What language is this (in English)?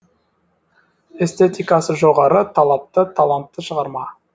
Kazakh